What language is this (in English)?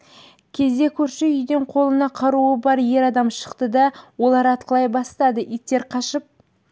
Kazakh